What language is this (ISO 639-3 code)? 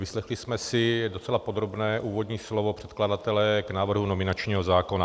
ces